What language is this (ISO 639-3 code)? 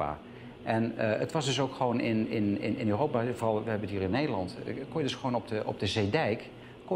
nld